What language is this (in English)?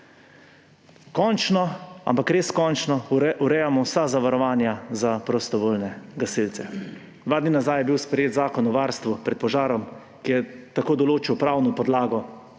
Slovenian